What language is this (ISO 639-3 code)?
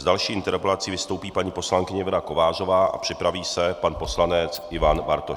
ces